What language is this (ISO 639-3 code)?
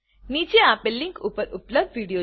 guj